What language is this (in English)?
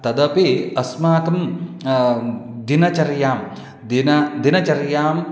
Sanskrit